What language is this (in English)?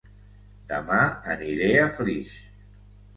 Catalan